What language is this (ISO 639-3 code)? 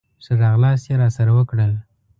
pus